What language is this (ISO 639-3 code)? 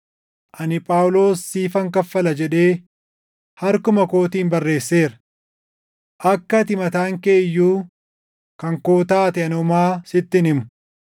orm